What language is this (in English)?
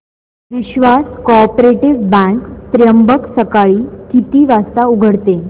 Marathi